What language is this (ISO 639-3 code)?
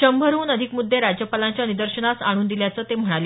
mar